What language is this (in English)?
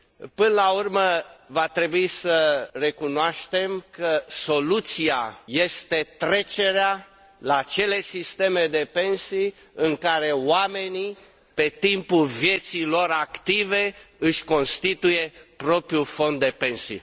Romanian